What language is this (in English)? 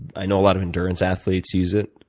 English